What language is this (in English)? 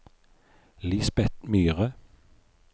Norwegian